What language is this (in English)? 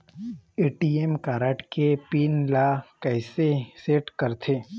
Chhattisgarhi